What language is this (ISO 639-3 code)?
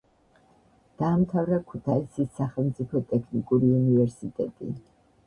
kat